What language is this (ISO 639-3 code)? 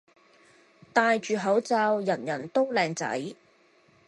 yue